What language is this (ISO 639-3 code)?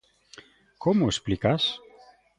glg